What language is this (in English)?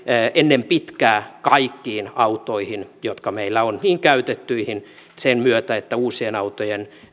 Finnish